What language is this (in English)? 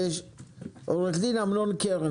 Hebrew